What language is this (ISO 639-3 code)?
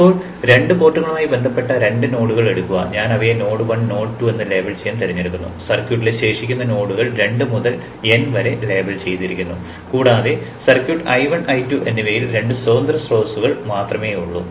mal